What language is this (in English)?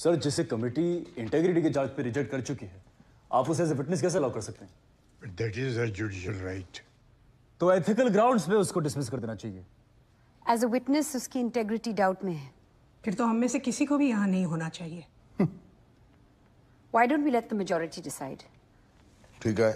Hindi